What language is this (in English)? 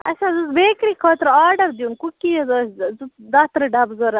Kashmiri